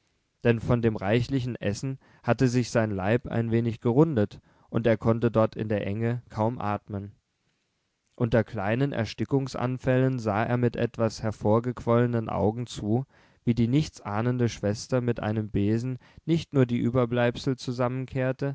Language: German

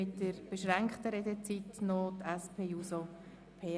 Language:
Swiss German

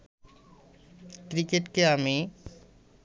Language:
Bangla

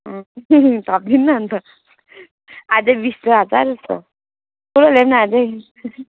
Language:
Nepali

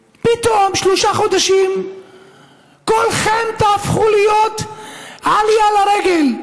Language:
Hebrew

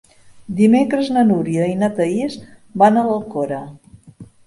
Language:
Catalan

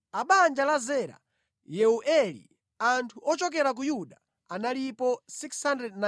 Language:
Nyanja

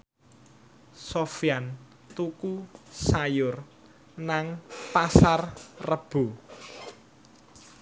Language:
Javanese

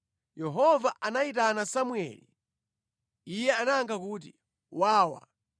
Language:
Nyanja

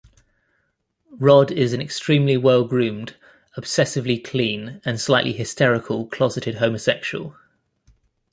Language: English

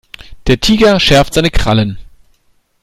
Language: German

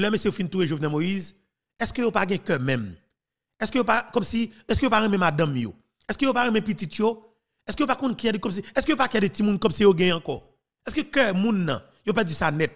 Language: French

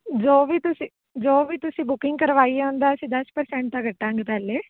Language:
Punjabi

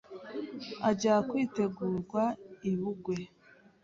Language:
Kinyarwanda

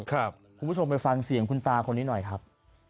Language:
Thai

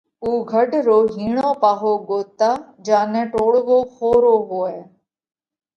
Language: Parkari Koli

